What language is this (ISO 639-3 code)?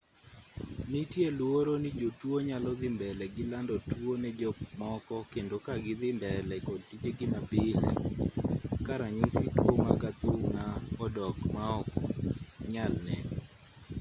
luo